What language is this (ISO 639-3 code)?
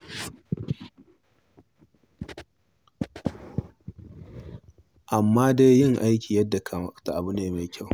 hau